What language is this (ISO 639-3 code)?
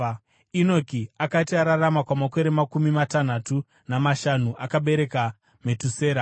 sna